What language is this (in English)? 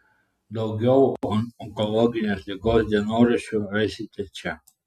Lithuanian